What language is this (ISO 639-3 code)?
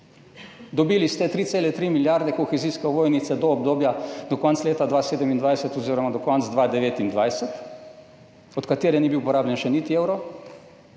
slv